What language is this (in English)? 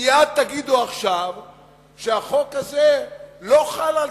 Hebrew